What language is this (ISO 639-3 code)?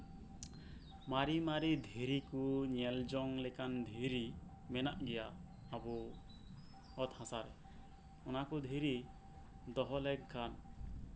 sat